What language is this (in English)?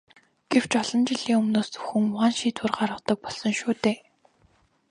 Mongolian